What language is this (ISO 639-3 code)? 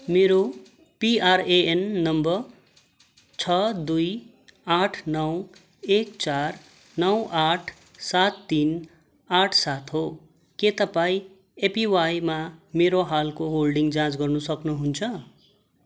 nep